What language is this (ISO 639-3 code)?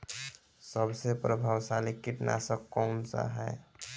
bho